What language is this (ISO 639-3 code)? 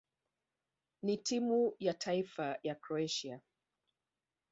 swa